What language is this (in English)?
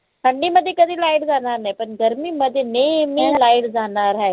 Marathi